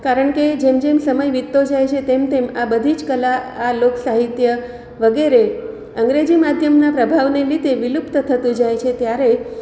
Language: Gujarati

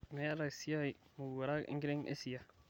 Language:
Masai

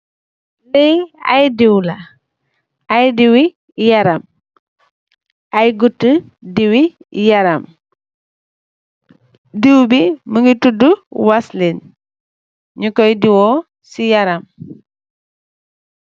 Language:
Wolof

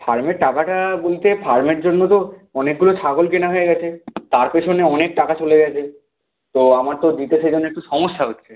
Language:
Bangla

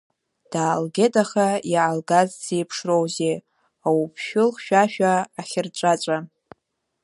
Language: Abkhazian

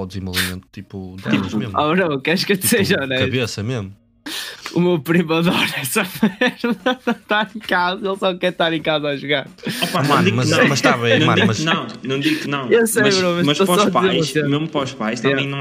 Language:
Portuguese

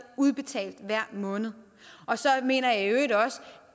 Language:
Danish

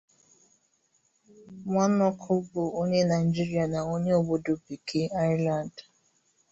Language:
Igbo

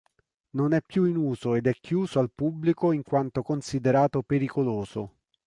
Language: Italian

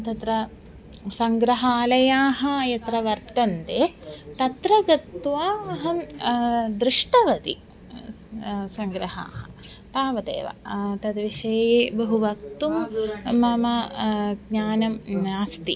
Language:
Sanskrit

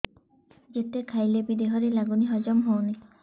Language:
Odia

